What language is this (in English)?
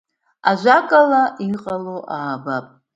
Abkhazian